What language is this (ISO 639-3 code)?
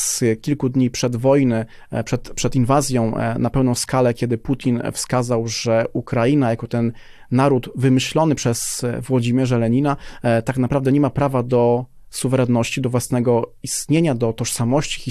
pol